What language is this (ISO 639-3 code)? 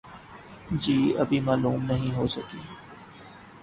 urd